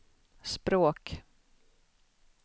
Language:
Swedish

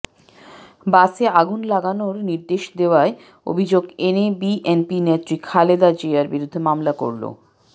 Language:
Bangla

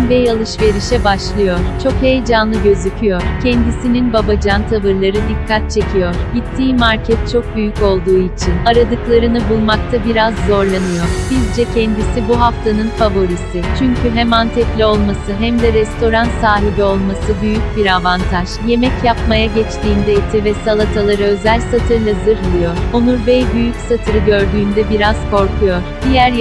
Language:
Turkish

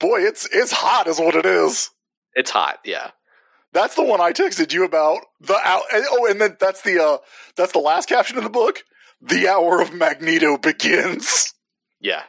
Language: English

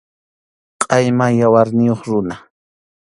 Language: Arequipa-La Unión Quechua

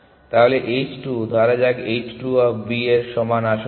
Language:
Bangla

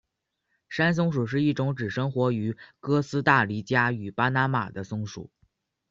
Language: Chinese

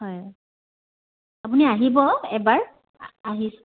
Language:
Assamese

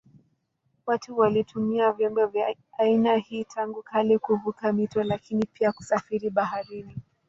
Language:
Swahili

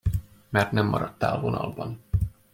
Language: Hungarian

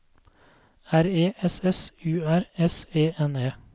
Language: Norwegian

